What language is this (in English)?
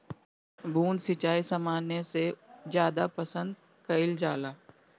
Bhojpuri